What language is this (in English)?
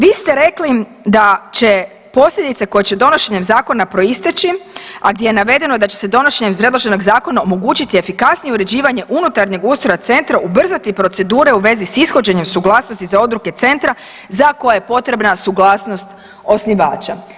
Croatian